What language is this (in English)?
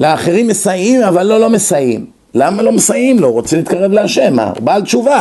Hebrew